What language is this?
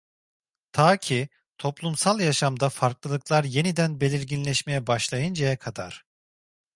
Turkish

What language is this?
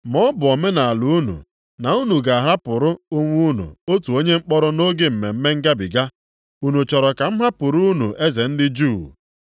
Igbo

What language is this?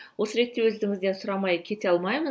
Kazakh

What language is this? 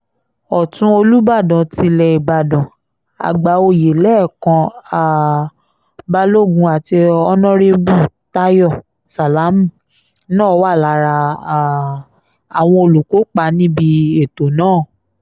Yoruba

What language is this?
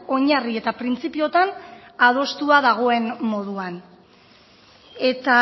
Basque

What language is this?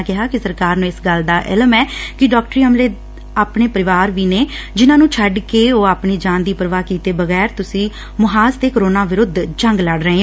Punjabi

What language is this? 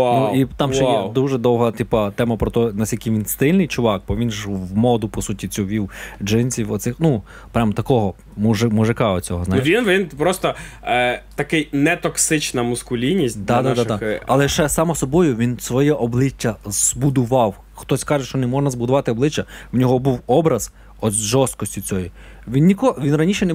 Ukrainian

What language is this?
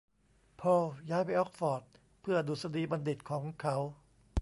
Thai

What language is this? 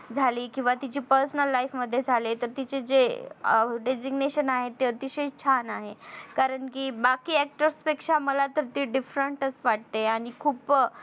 Marathi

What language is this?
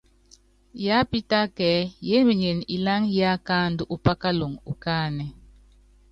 Yangben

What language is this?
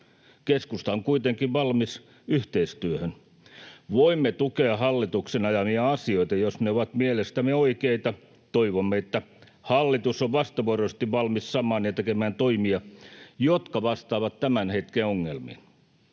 Finnish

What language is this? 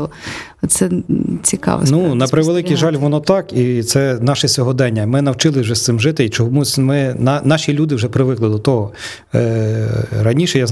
Ukrainian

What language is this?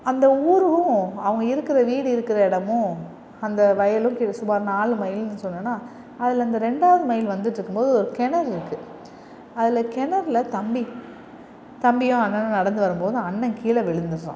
Tamil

